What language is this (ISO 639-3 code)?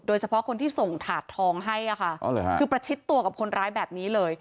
tha